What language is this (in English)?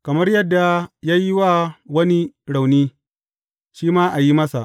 Hausa